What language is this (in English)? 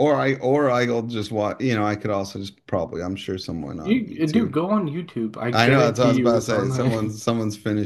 English